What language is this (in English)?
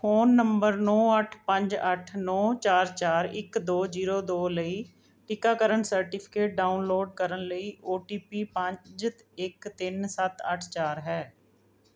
Punjabi